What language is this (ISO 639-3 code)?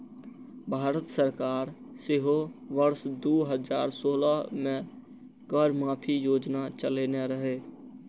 mai